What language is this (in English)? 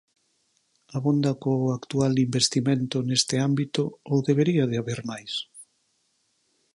Galician